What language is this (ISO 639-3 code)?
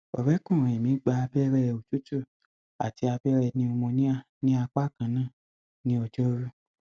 yor